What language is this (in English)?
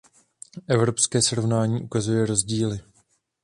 Czech